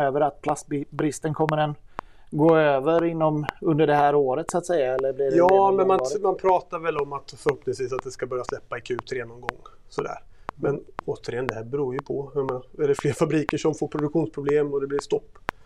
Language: Swedish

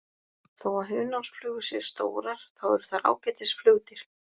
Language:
Icelandic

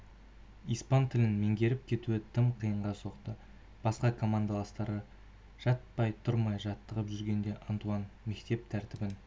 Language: Kazakh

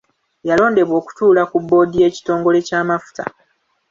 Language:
Ganda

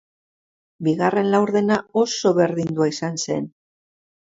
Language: Basque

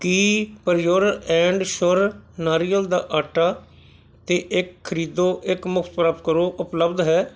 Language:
Punjabi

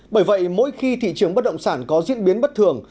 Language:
Vietnamese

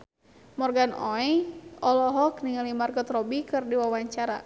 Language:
Sundanese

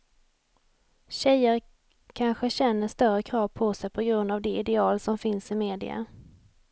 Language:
Swedish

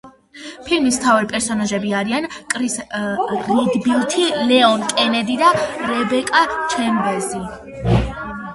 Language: Georgian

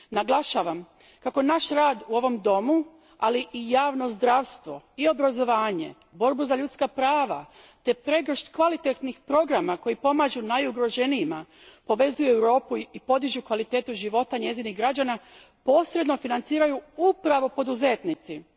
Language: Croatian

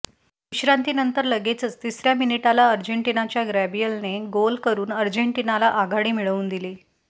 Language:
Marathi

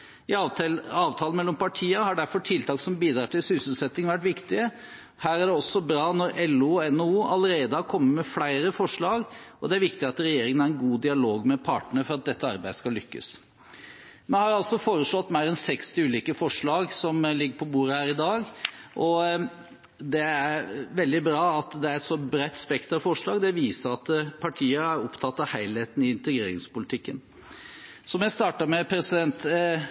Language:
Norwegian Bokmål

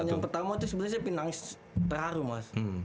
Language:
Indonesian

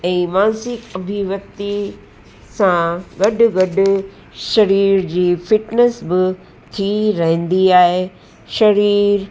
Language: Sindhi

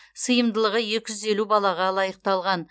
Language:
Kazakh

